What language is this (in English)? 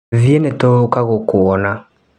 Kikuyu